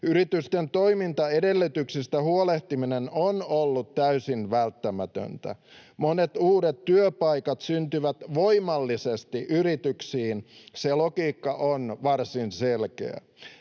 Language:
Finnish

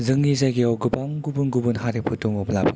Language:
Bodo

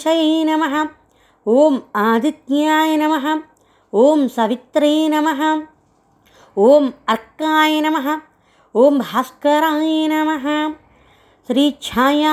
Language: Telugu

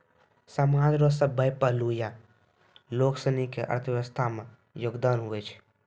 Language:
Maithili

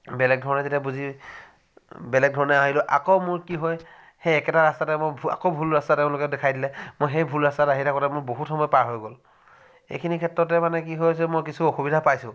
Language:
Assamese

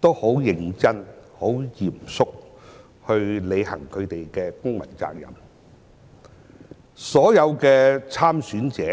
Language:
Cantonese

